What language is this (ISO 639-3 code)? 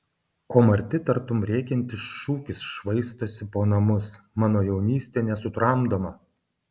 lit